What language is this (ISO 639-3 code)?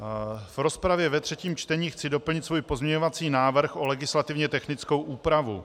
ces